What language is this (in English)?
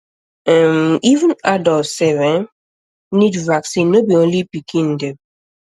Nigerian Pidgin